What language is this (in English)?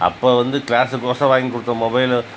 Tamil